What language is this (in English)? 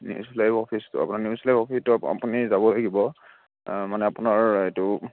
Assamese